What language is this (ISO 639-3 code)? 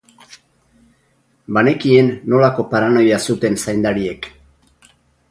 eus